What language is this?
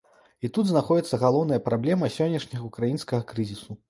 Belarusian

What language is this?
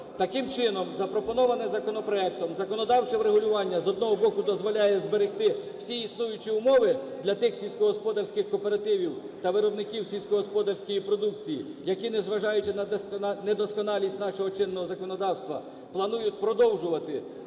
Ukrainian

